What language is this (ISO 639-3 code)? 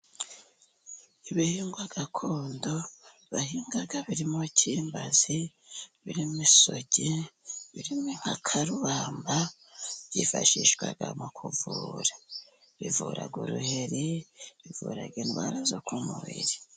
kin